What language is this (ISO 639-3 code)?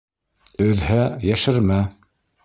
bak